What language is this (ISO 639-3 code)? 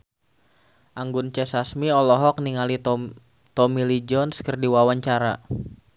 sun